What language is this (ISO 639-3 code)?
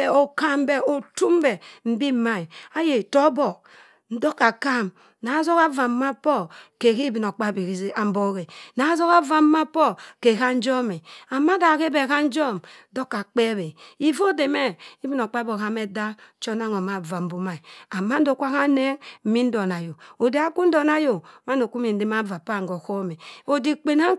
mfn